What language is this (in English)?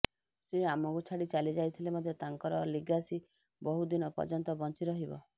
Odia